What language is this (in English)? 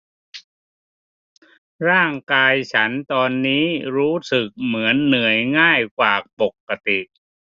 Thai